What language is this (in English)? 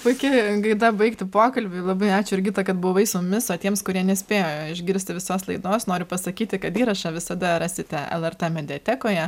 Lithuanian